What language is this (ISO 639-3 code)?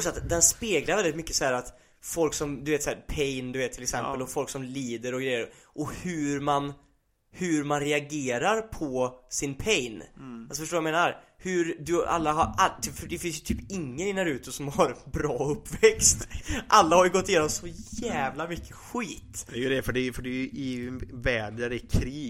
swe